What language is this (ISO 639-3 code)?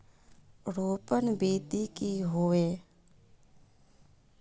mag